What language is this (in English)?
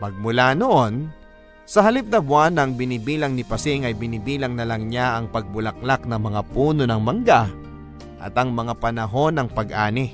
Filipino